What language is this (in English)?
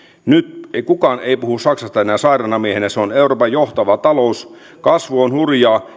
Finnish